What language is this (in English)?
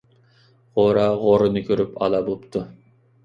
Uyghur